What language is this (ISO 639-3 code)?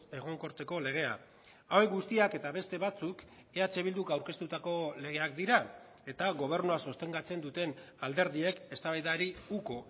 eus